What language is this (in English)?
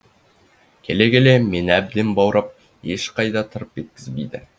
Kazakh